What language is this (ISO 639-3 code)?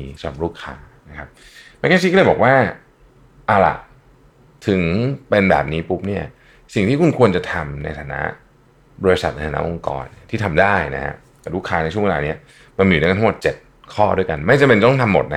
tha